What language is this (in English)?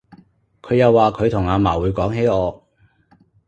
Cantonese